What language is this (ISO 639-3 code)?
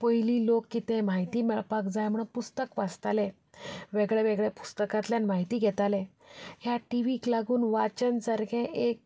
kok